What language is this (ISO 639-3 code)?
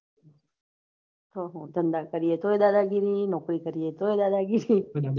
guj